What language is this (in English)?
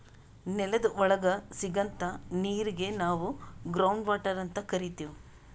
Kannada